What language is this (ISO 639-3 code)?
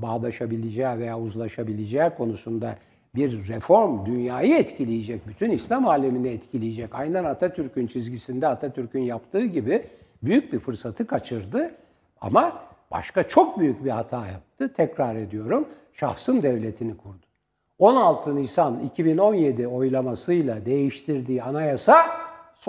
tur